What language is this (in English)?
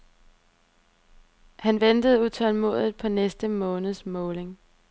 Danish